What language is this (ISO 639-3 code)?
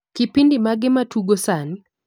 luo